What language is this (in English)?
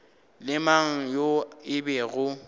Northern Sotho